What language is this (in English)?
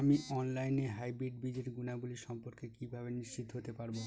Bangla